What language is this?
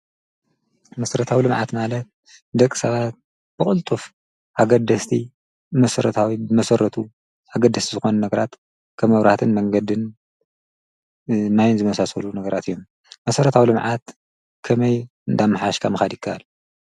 Tigrinya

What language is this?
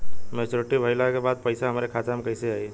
Bhojpuri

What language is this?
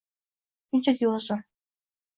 Uzbek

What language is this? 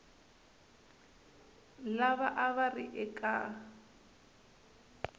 Tsonga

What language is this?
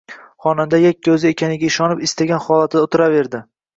Uzbek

